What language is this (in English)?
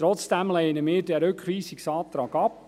Swiss German